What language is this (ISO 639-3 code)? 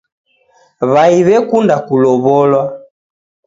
dav